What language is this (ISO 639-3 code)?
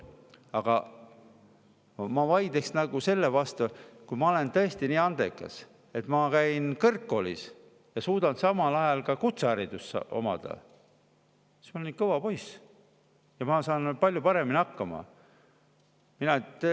est